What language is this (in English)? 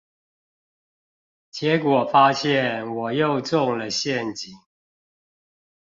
Chinese